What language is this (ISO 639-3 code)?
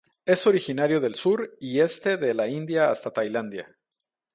spa